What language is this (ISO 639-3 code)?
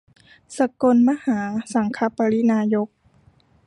tha